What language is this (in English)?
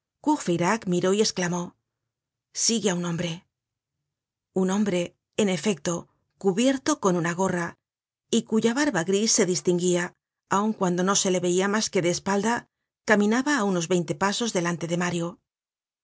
Spanish